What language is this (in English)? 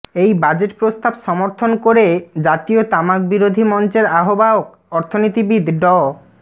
Bangla